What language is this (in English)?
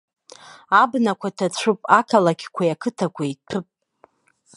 Abkhazian